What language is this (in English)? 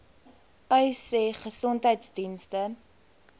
Afrikaans